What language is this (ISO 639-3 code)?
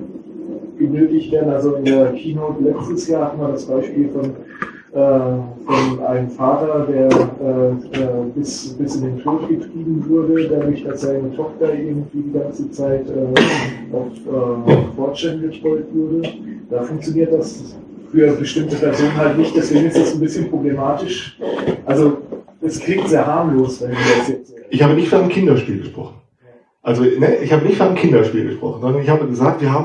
deu